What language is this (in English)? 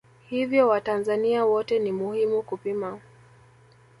Swahili